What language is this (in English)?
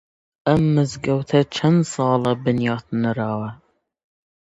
Central Kurdish